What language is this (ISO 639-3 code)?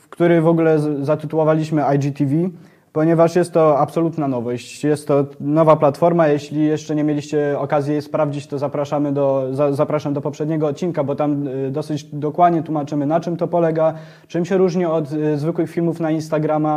pol